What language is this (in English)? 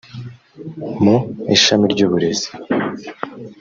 Kinyarwanda